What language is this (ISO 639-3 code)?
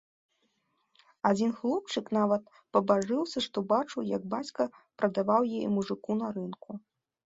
bel